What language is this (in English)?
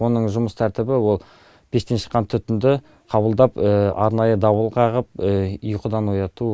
Kazakh